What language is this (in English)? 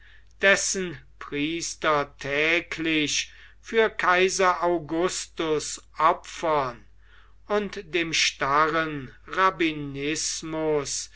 German